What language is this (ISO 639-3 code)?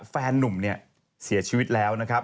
tha